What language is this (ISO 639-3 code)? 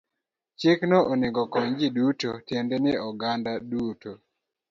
luo